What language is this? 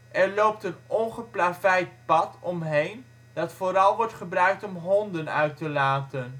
Dutch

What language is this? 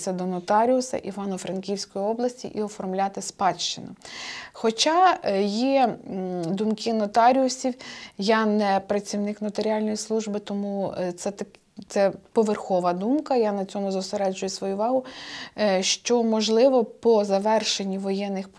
Ukrainian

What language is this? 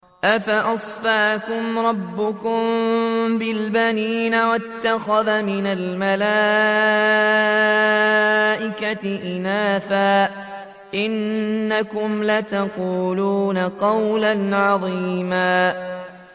Arabic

